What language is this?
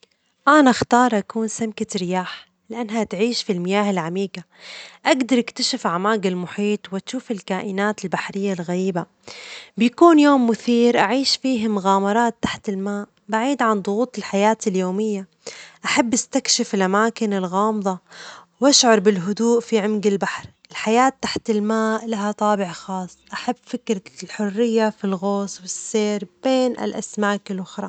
Omani Arabic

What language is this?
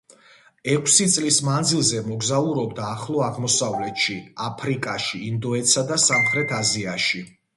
Georgian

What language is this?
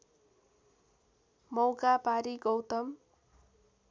Nepali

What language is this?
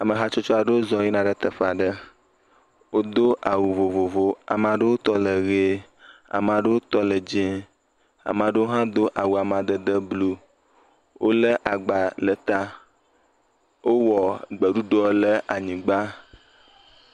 Ewe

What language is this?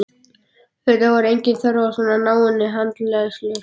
Icelandic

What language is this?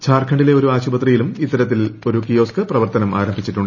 Malayalam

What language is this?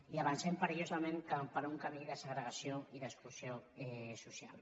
Catalan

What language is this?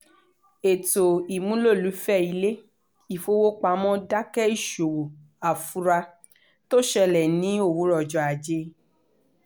Yoruba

